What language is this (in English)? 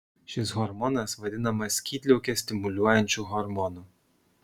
Lithuanian